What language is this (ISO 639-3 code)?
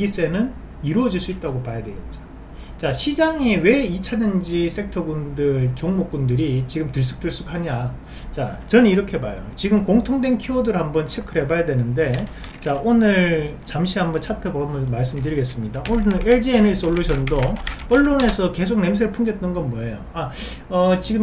kor